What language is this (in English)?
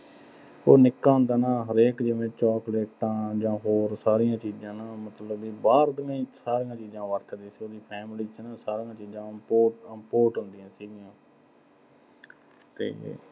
Punjabi